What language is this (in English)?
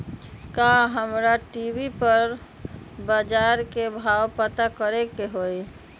Magahi